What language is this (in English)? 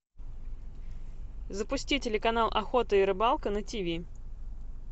Russian